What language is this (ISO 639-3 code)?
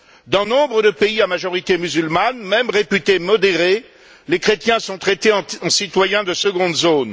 fra